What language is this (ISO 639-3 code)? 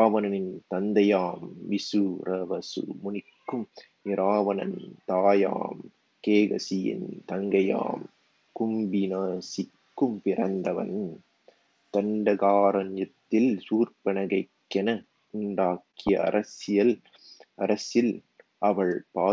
tam